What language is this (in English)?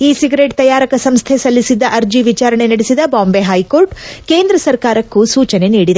Kannada